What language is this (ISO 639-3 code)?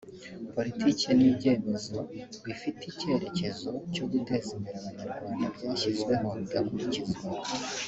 kin